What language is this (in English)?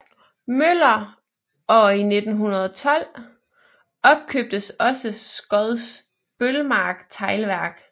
Danish